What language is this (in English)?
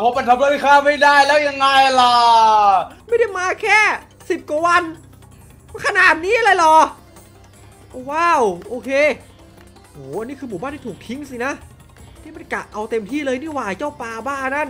Thai